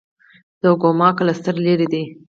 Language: Pashto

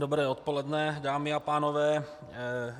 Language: Czech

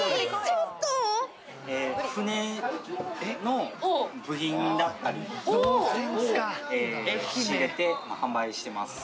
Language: Japanese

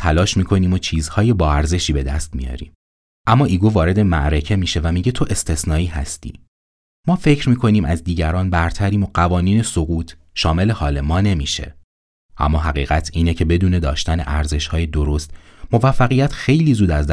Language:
Persian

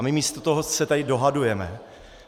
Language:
Czech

